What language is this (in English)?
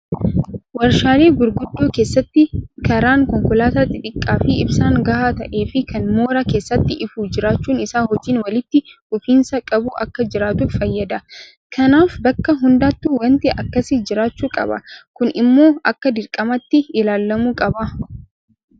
Oromo